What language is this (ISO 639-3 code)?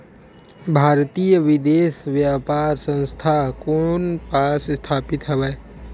hne